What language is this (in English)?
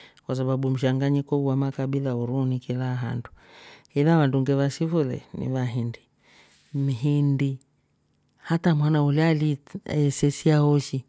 Rombo